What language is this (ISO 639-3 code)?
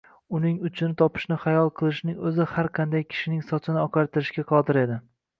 uzb